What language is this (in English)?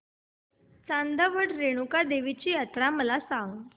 Marathi